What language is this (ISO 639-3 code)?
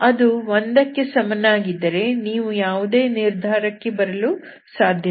kan